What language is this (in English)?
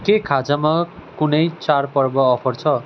Nepali